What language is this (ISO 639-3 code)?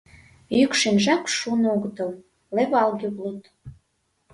chm